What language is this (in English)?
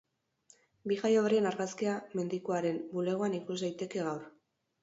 Basque